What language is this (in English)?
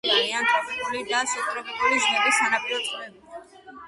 Georgian